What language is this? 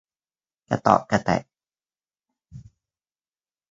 Thai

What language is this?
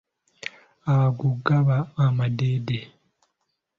Ganda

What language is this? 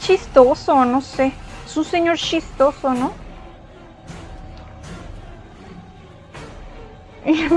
Spanish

